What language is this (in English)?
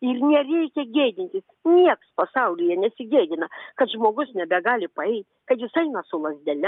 Lithuanian